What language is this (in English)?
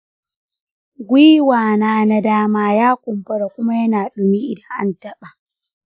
Hausa